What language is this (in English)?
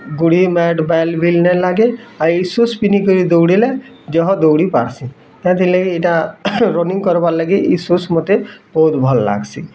Odia